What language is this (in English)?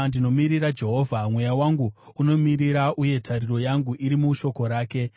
Shona